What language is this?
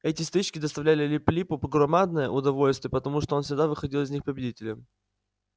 Russian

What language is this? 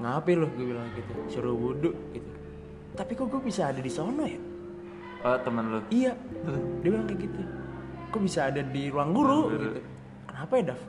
Indonesian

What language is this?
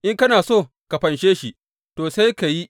Hausa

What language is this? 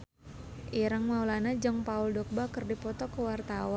Sundanese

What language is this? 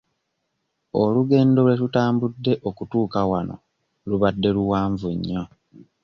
Ganda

